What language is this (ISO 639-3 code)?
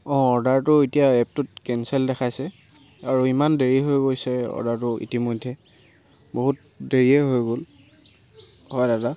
asm